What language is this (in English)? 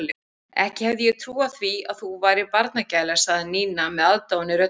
Icelandic